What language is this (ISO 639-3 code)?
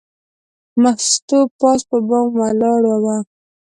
pus